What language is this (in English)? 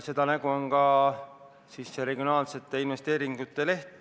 Estonian